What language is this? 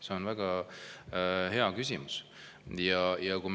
Estonian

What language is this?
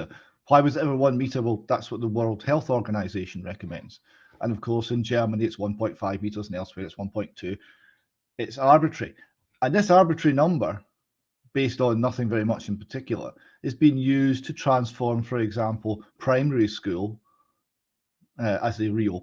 English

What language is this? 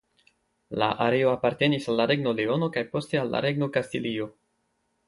Esperanto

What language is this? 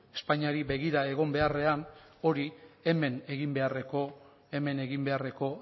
Basque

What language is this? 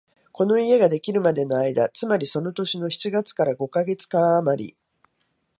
Japanese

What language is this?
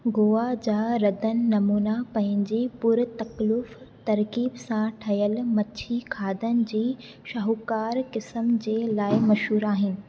Sindhi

